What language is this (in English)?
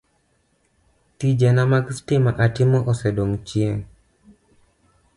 Luo (Kenya and Tanzania)